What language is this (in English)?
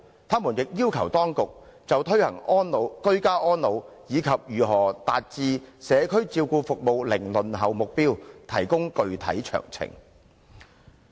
Cantonese